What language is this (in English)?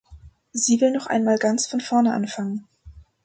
German